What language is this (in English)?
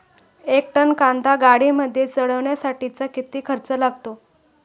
Marathi